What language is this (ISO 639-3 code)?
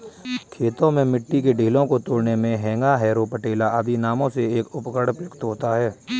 hin